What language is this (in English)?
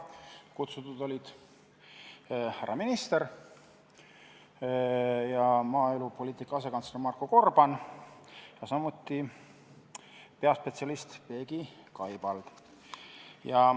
Estonian